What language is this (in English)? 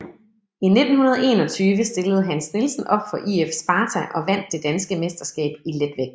Danish